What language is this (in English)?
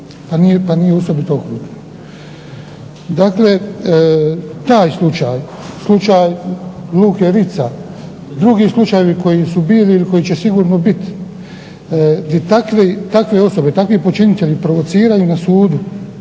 Croatian